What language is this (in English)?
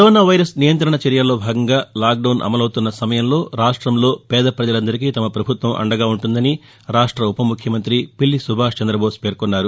Telugu